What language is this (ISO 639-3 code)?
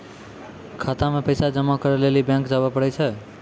mai